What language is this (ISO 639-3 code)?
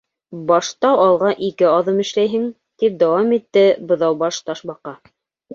bak